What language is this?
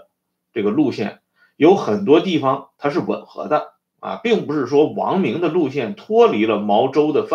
Chinese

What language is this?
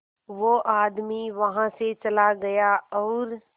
Hindi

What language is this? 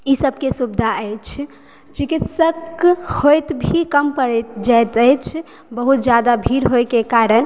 Maithili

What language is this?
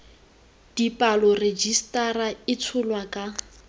Tswana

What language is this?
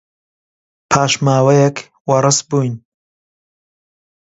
Central Kurdish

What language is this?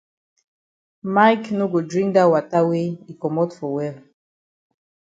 Cameroon Pidgin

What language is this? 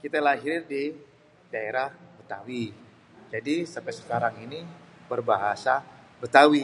Betawi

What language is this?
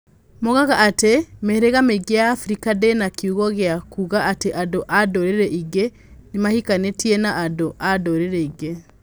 Kikuyu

